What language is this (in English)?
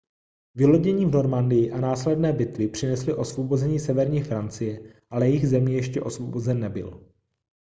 Czech